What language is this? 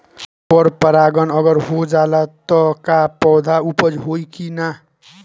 Bhojpuri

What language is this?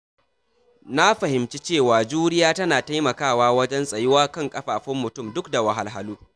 Hausa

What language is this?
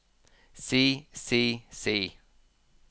Norwegian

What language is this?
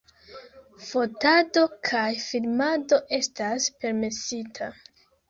Esperanto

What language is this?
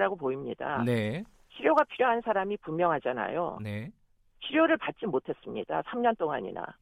Korean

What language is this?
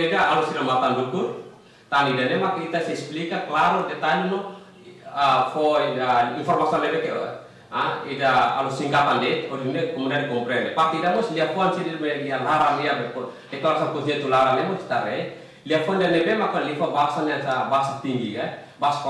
Indonesian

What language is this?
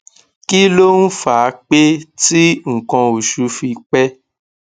Yoruba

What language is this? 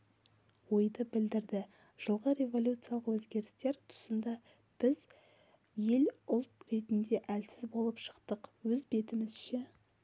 Kazakh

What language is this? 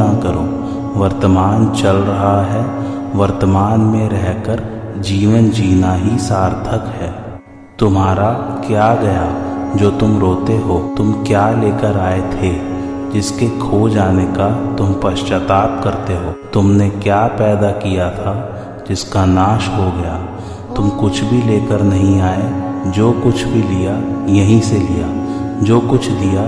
Hindi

